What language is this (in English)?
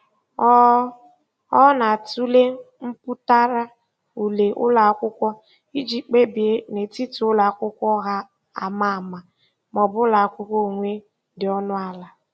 Igbo